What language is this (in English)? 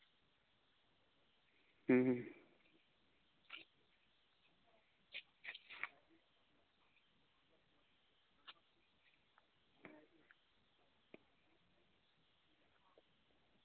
Santali